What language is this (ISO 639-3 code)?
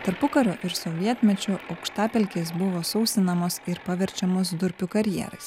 lit